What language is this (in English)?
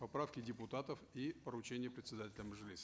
Kazakh